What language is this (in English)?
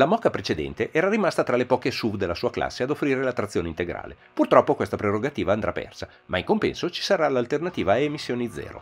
Italian